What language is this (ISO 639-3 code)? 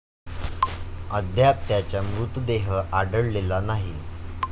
mar